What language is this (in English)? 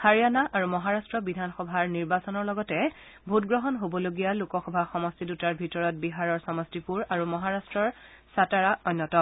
Assamese